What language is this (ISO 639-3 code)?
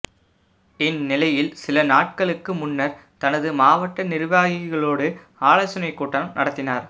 tam